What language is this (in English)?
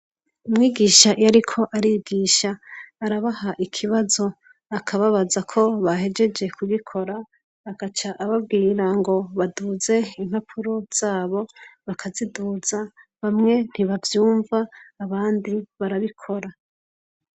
Rundi